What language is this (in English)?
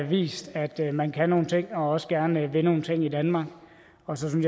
Danish